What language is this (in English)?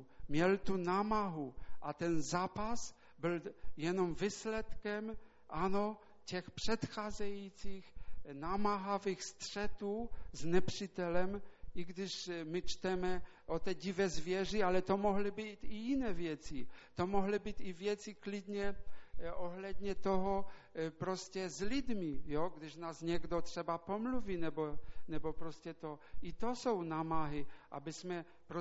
Czech